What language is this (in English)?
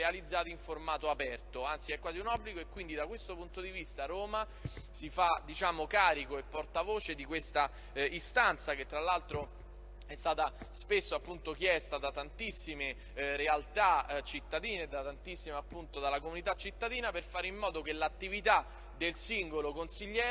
Italian